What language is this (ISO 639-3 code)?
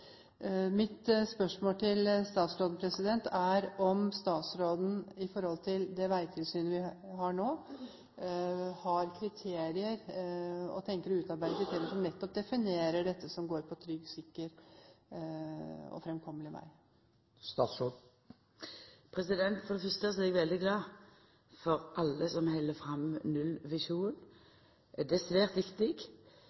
nor